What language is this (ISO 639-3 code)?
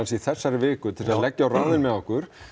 isl